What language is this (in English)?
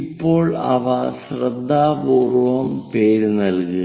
Malayalam